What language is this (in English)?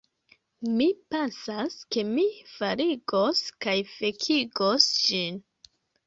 Esperanto